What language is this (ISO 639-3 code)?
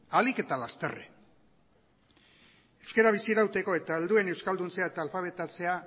eus